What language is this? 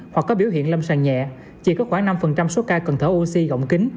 Vietnamese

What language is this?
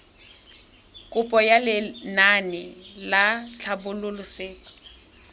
Tswana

